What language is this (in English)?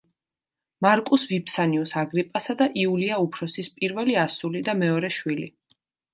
Georgian